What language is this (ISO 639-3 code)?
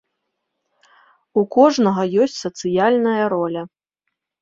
bel